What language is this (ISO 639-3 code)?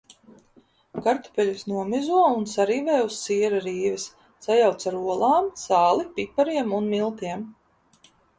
lav